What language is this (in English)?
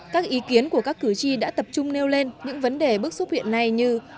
Vietnamese